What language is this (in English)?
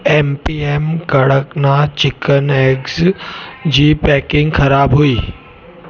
Sindhi